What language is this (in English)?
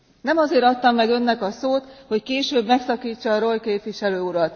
Hungarian